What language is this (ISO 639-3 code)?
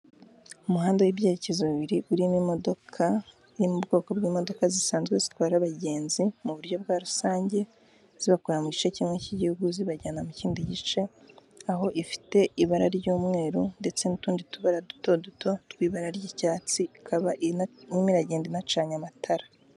kin